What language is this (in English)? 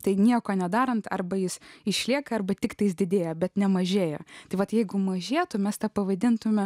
Lithuanian